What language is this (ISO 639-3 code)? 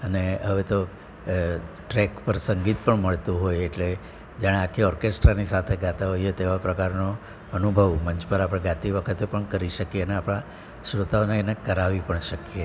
guj